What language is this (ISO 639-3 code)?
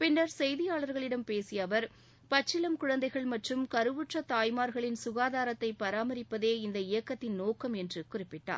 tam